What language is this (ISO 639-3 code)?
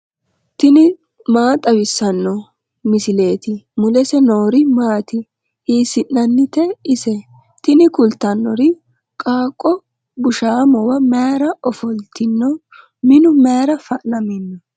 sid